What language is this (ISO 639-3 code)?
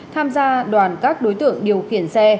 vie